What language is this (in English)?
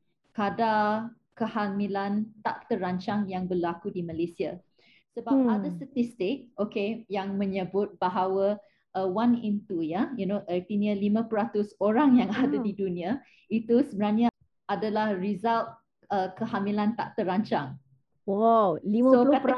Malay